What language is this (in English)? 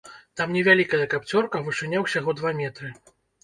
Belarusian